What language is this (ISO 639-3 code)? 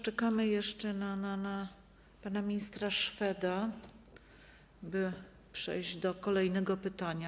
pol